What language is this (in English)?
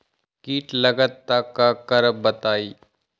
Magahi